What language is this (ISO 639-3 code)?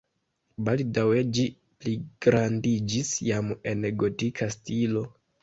epo